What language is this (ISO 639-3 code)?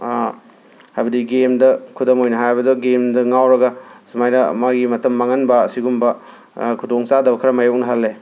mni